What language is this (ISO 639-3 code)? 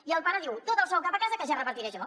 cat